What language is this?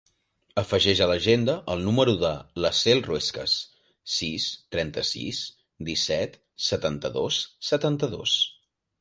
Catalan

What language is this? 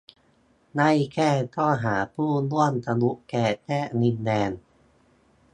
Thai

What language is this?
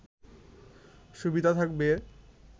Bangla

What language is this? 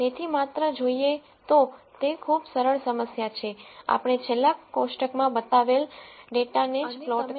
Gujarati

